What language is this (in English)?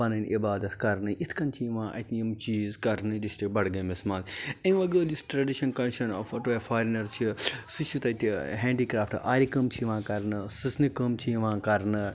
Kashmiri